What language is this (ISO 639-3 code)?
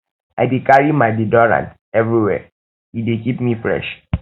pcm